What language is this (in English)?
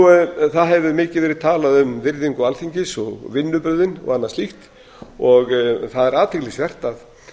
Icelandic